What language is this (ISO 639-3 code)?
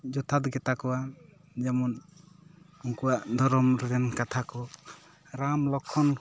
sat